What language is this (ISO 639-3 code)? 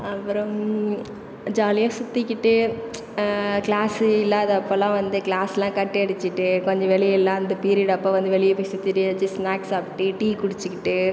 tam